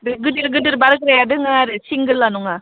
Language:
Bodo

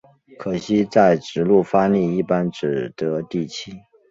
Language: Chinese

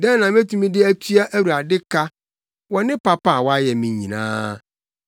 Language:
Akan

